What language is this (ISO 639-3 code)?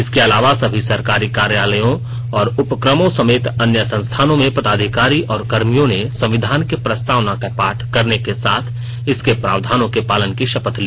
hin